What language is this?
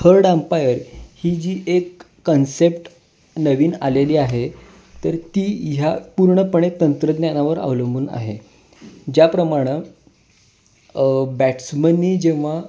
Marathi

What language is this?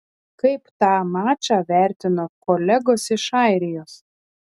Lithuanian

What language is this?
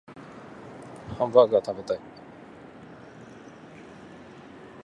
Japanese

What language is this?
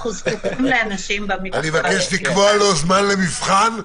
Hebrew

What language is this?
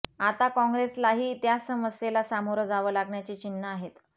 Marathi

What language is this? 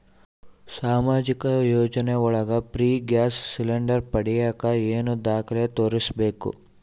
Kannada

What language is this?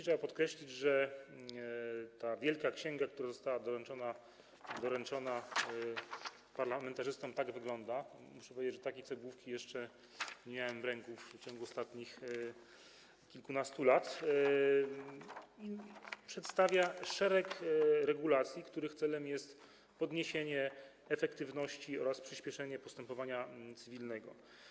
Polish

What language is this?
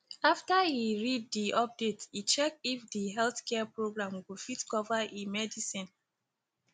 Nigerian Pidgin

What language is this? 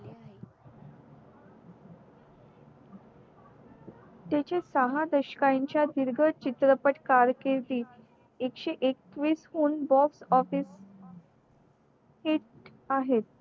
Marathi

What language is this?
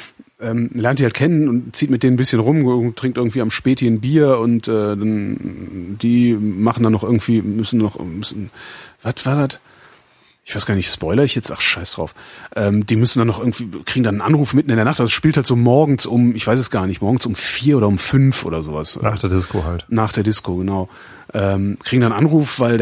German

